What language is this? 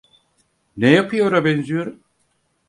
Turkish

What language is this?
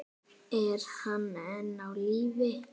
Icelandic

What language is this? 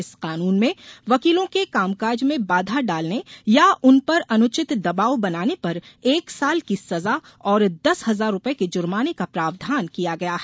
Hindi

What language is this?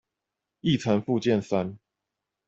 Chinese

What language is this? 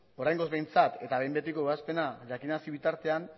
Basque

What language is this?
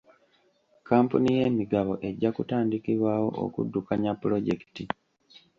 Ganda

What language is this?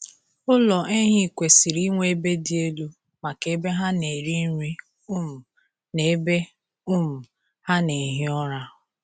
Igbo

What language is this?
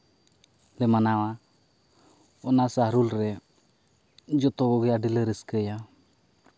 Santali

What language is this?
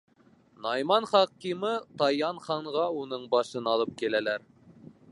Bashkir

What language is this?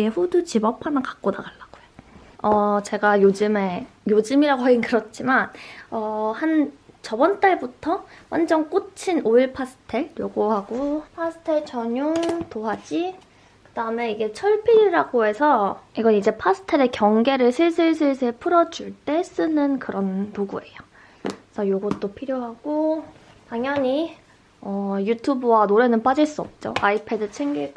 Korean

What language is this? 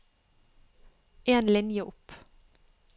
Norwegian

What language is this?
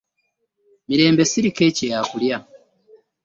Ganda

